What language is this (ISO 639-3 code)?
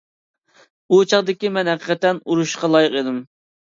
uig